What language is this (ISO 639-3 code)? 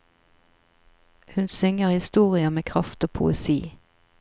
nor